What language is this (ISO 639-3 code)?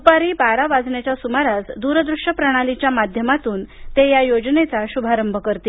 mar